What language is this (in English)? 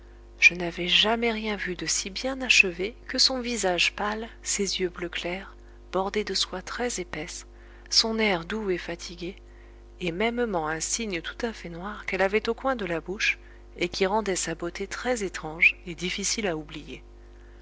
French